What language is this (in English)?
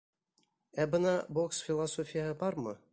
Bashkir